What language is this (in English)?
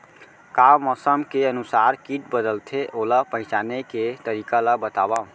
Chhattisgarhi